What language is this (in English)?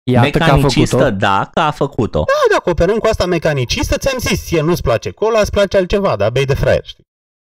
Romanian